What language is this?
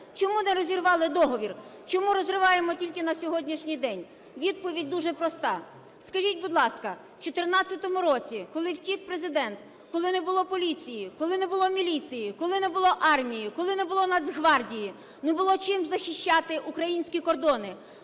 Ukrainian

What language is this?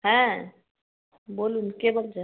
Bangla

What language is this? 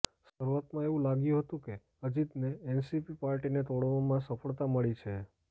Gujarati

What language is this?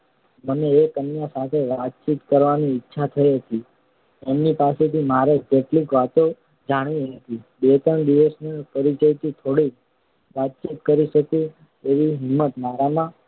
Gujarati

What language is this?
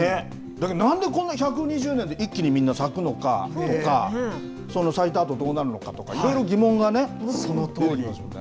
Japanese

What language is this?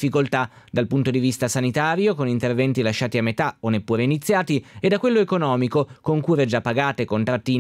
Italian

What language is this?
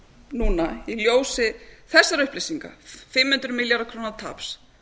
Icelandic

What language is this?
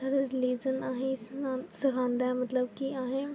Dogri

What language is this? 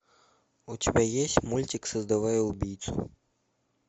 Russian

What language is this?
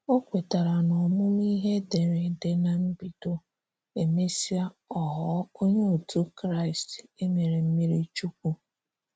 Igbo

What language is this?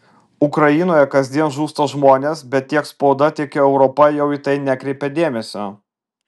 Lithuanian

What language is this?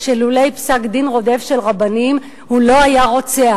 Hebrew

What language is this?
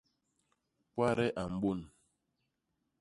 Basaa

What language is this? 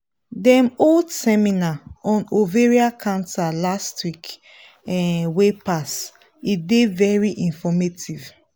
Nigerian Pidgin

